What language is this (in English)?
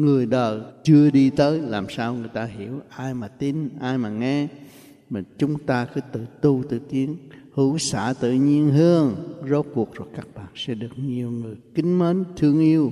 Vietnamese